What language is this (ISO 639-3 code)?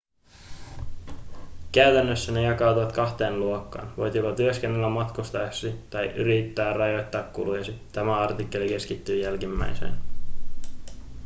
fin